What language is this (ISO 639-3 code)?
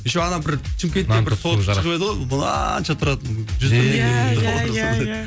kaz